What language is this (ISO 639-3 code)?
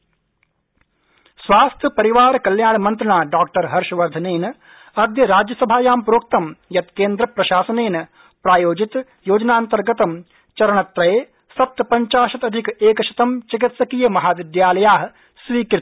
san